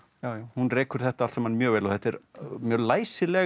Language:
Icelandic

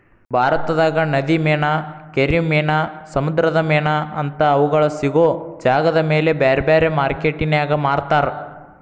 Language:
Kannada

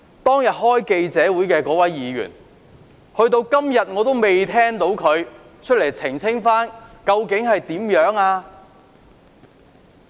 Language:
Cantonese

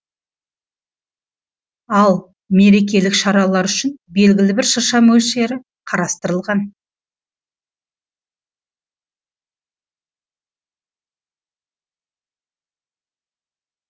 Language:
Kazakh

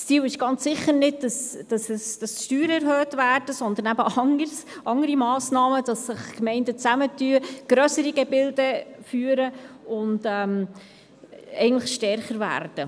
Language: Swiss German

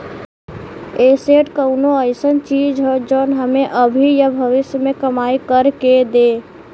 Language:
Bhojpuri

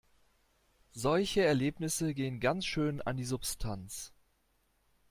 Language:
German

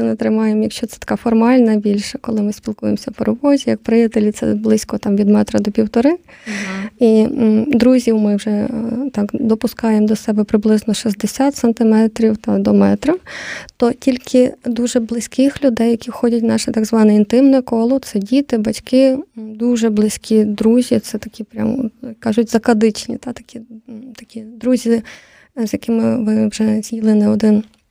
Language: Ukrainian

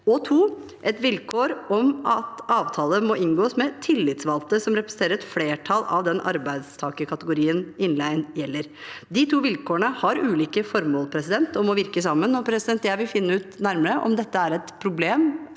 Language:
Norwegian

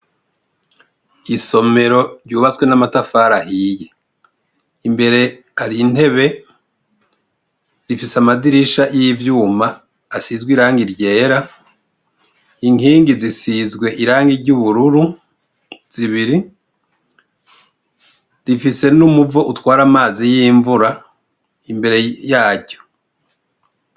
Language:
Rundi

